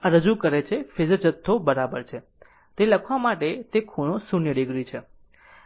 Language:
Gujarati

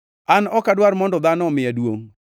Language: Luo (Kenya and Tanzania)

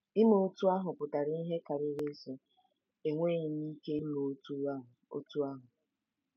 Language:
Igbo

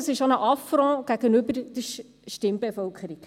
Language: Swiss German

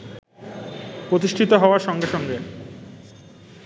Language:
Bangla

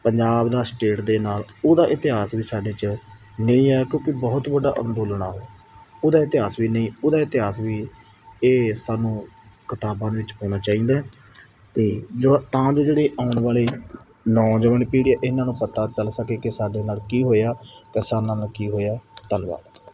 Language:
Punjabi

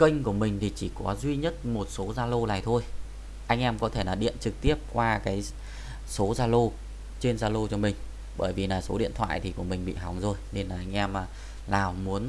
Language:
Vietnamese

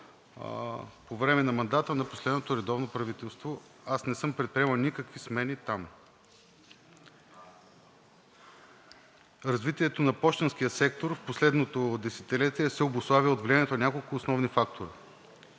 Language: Bulgarian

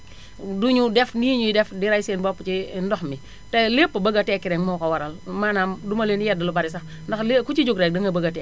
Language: Wolof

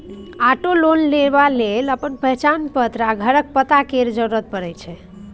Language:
Maithili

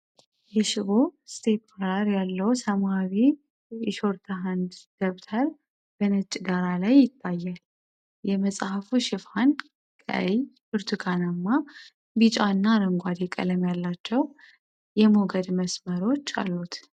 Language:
Amharic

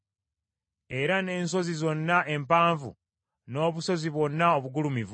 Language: Ganda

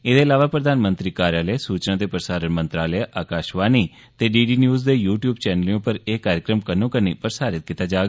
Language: Dogri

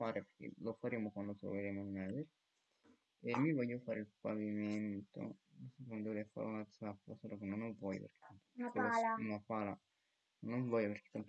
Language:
Italian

